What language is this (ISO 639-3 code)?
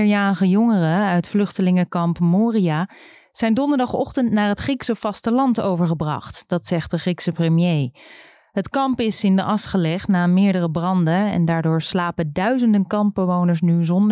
nld